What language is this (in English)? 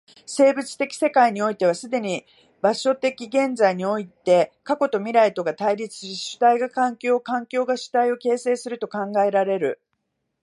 Japanese